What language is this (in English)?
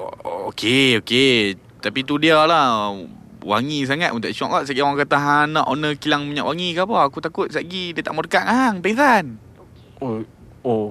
Malay